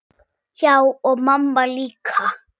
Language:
Icelandic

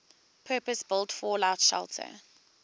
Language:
English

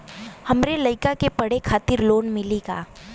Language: Bhojpuri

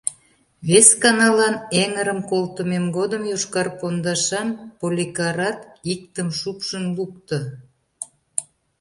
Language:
Mari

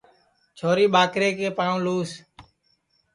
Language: Sansi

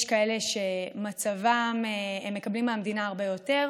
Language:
Hebrew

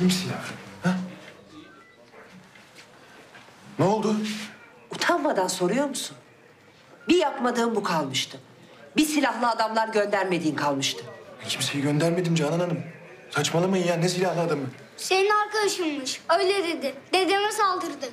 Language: Turkish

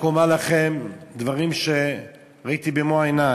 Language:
Hebrew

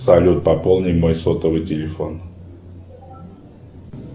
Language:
Russian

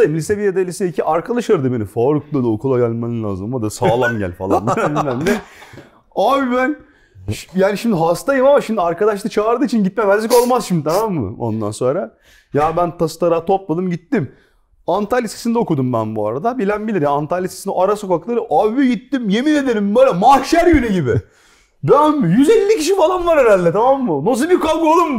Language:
Turkish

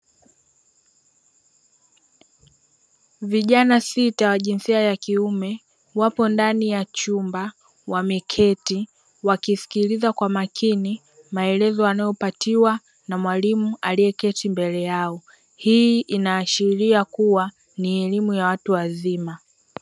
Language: Swahili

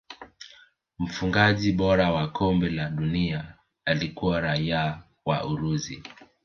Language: Swahili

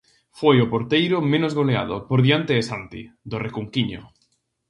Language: Galician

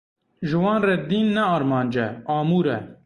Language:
Kurdish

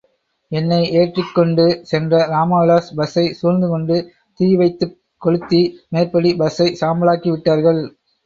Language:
Tamil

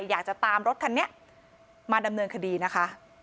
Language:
Thai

